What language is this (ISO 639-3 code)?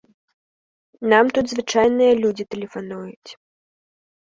bel